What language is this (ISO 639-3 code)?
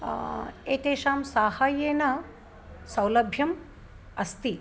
san